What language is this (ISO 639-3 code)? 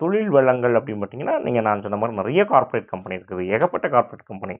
tam